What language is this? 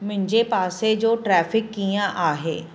Sindhi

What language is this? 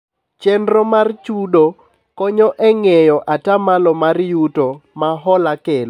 Luo (Kenya and Tanzania)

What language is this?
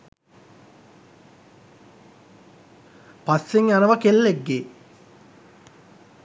Sinhala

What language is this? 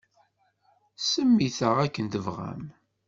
Kabyle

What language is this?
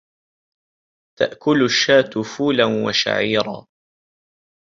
Arabic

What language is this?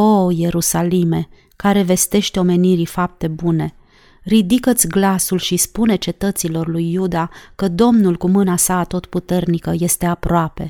Romanian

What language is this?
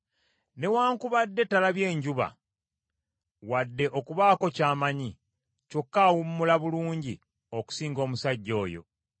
Ganda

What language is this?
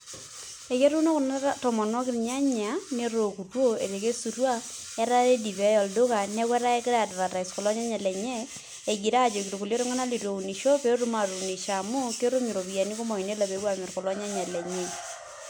Masai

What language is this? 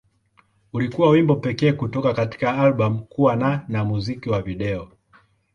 Swahili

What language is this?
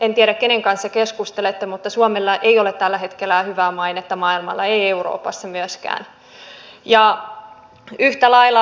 Finnish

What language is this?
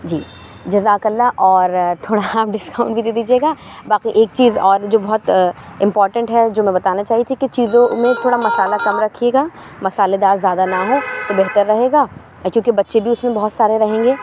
Urdu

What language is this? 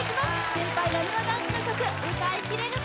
Japanese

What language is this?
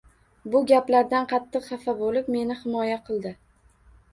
Uzbek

